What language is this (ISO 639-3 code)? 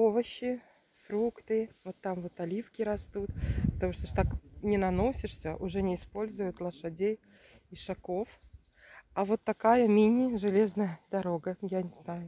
rus